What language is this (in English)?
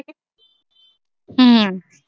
Punjabi